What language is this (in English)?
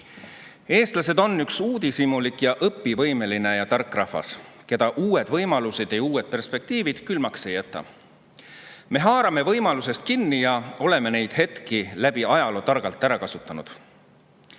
Estonian